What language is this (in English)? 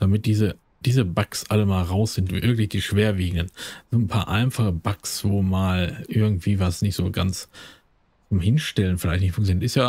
German